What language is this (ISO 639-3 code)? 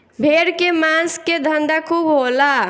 bho